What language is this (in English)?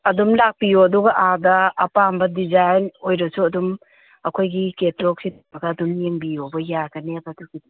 Manipuri